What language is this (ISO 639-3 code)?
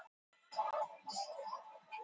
isl